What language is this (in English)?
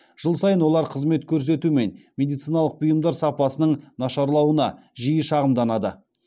Kazakh